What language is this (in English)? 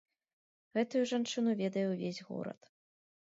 Belarusian